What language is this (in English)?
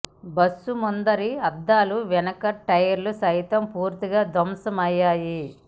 Telugu